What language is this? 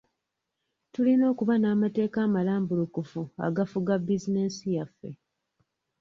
Ganda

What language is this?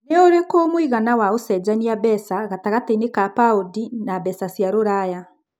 Kikuyu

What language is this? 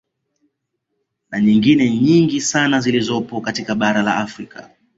Swahili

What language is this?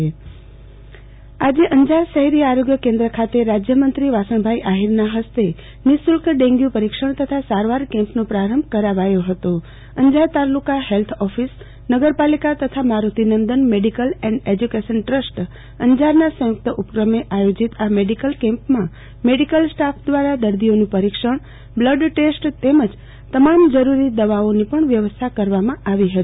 Gujarati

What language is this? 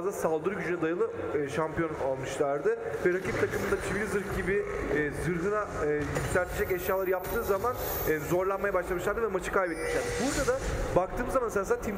Turkish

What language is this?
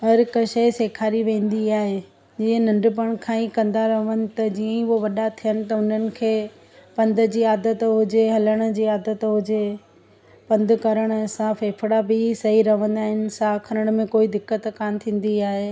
Sindhi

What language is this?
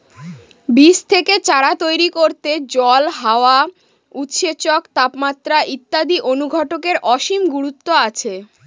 Bangla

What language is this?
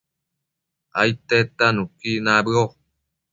Matsés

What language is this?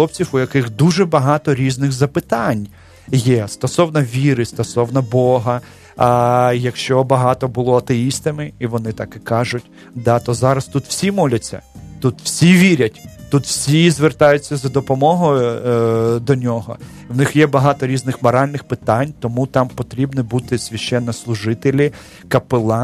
Ukrainian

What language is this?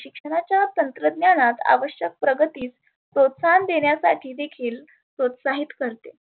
Marathi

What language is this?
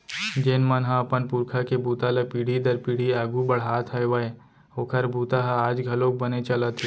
Chhattisgarhi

